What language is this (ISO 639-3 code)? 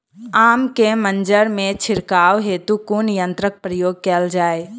mai